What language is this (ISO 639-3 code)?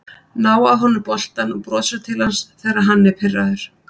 isl